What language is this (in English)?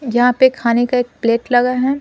Hindi